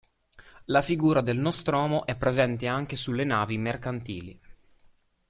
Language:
Italian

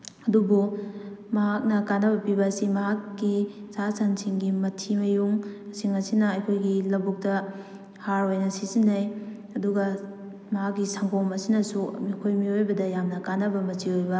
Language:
Manipuri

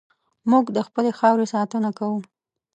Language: Pashto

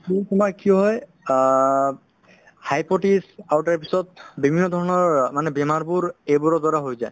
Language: Assamese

